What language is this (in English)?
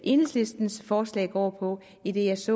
Danish